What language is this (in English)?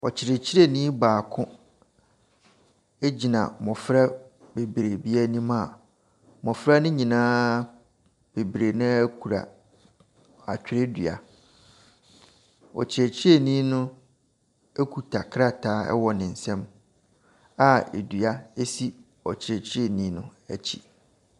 Akan